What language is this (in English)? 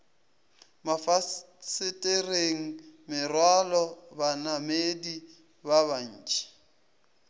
Northern Sotho